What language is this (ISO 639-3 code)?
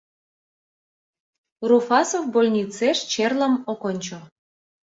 chm